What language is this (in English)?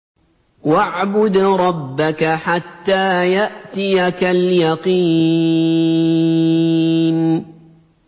Arabic